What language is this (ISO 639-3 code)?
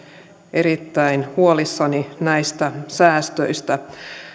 fin